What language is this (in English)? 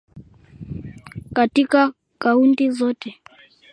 Swahili